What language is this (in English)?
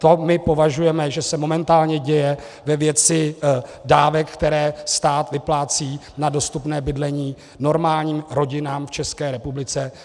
Czech